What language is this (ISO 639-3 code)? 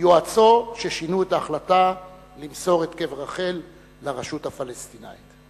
heb